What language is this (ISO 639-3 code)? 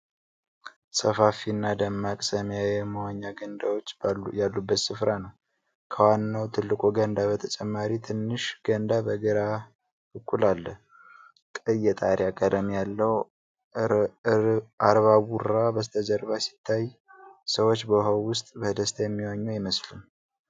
amh